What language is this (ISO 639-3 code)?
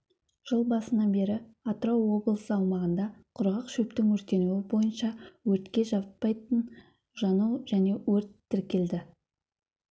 kaz